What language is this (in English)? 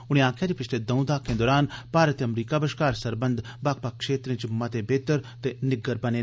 Dogri